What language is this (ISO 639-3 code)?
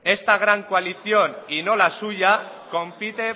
spa